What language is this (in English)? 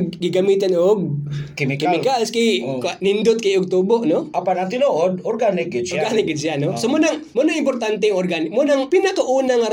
Filipino